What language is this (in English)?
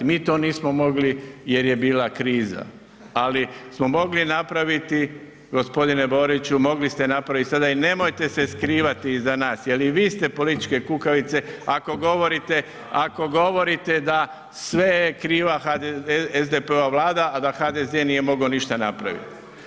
Croatian